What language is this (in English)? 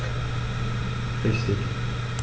German